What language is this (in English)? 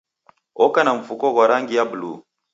Taita